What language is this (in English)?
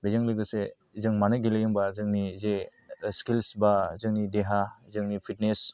Bodo